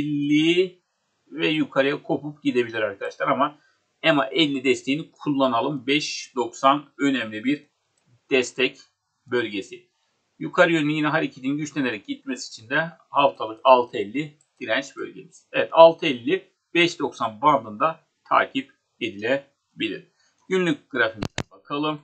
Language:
Turkish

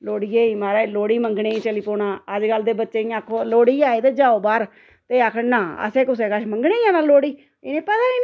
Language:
Dogri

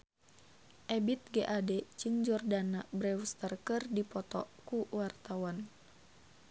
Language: Sundanese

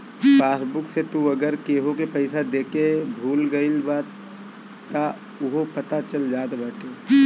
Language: Bhojpuri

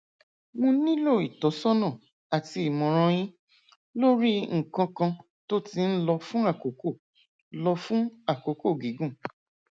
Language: Yoruba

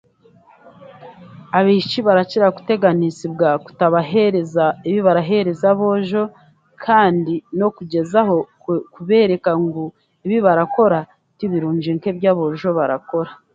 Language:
Chiga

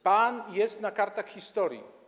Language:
Polish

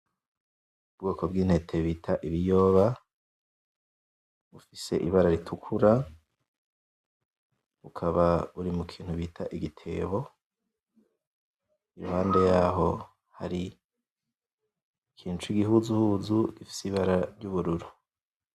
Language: Rundi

